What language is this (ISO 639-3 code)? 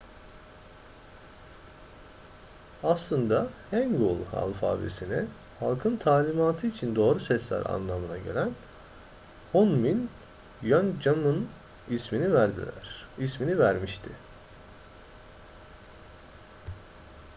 tur